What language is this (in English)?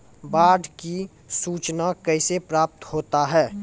Maithili